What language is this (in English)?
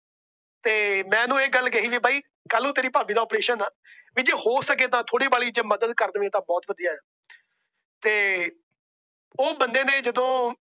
Punjabi